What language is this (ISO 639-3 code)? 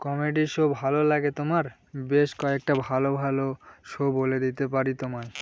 ben